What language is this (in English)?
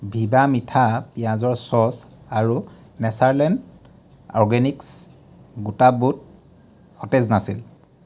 Assamese